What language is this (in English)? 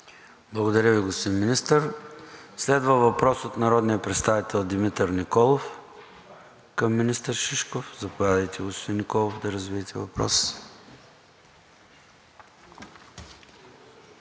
Bulgarian